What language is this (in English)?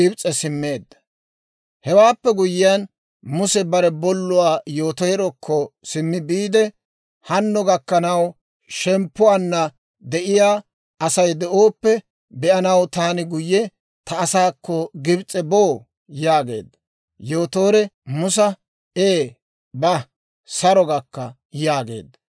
Dawro